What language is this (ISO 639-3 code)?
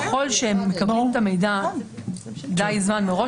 heb